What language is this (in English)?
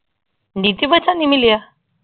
Punjabi